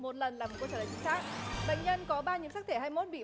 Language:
Vietnamese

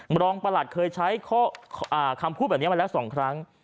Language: Thai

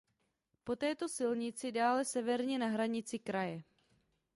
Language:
Czech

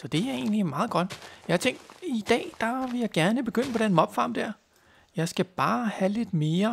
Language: Danish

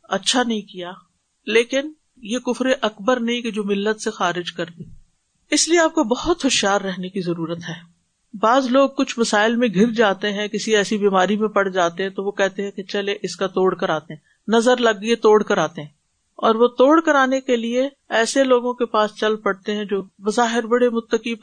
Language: Urdu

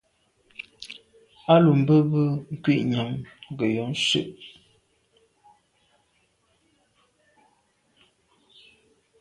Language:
Medumba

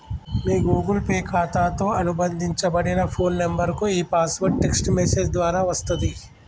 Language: Telugu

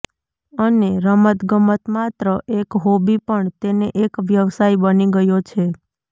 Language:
Gujarati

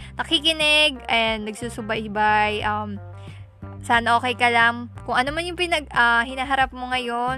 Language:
Filipino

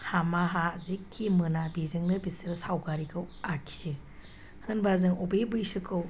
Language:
Bodo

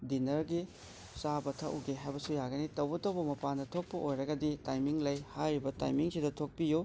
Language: Manipuri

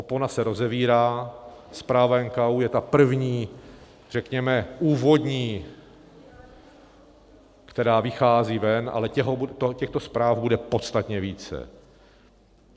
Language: Czech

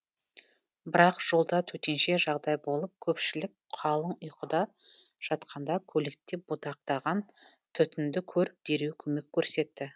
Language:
Kazakh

